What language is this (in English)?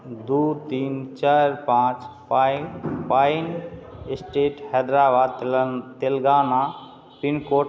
Maithili